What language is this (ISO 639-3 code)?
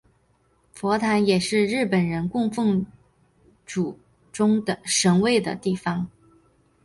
zho